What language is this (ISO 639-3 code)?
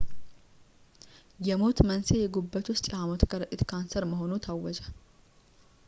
amh